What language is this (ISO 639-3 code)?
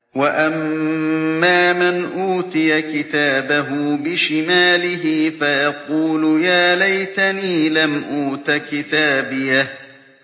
ara